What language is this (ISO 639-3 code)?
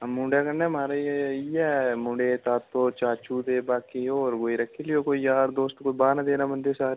doi